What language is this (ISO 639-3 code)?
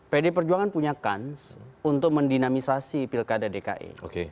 ind